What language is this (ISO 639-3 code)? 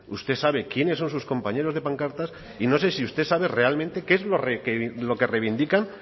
spa